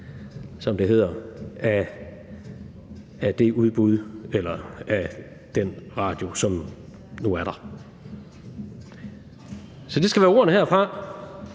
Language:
Danish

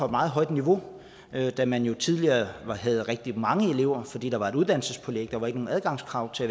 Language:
Danish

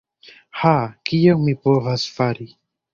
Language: Esperanto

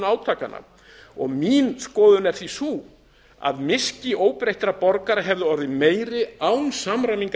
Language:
Icelandic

